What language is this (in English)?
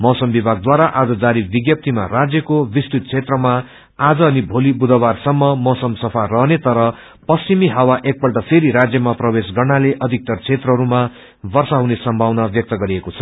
Nepali